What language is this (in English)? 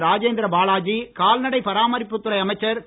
Tamil